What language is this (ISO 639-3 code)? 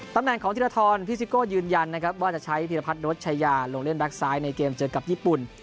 tha